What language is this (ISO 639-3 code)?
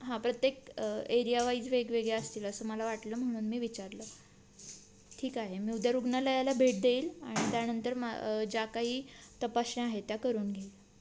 mar